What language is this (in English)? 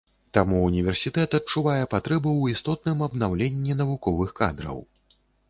Belarusian